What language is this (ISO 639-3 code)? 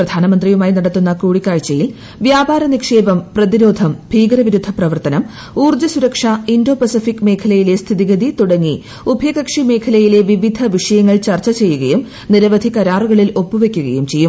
mal